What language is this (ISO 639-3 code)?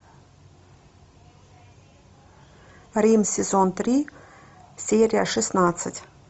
rus